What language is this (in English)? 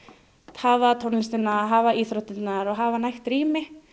Icelandic